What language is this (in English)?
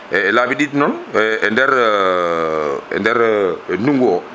Fula